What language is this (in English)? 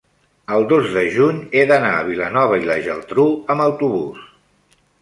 Catalan